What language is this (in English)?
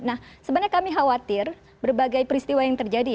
Indonesian